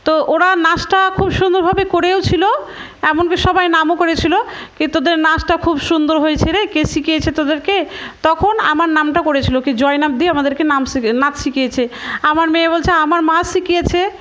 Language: Bangla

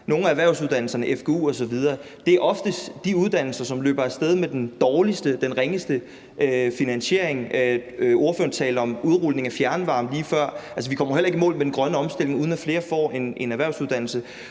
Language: Danish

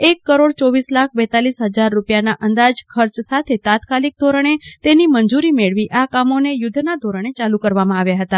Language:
Gujarati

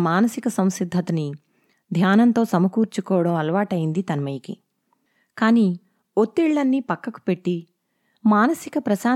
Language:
Telugu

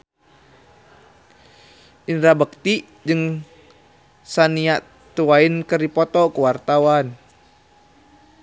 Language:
Sundanese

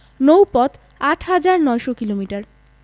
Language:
Bangla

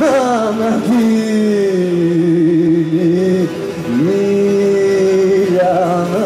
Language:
Greek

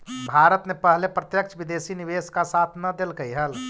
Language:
Magahi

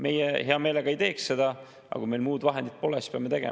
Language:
Estonian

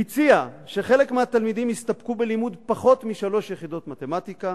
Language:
Hebrew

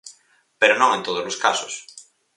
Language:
Galician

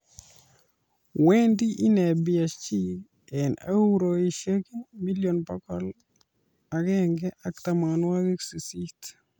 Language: Kalenjin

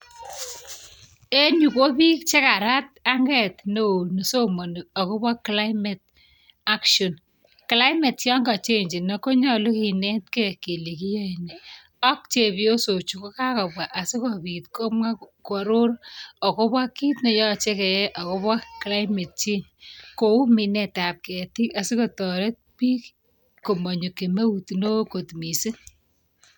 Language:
Kalenjin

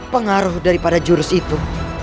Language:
Indonesian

